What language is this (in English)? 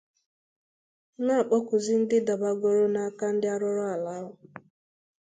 Igbo